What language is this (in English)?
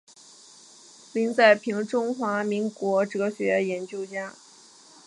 Chinese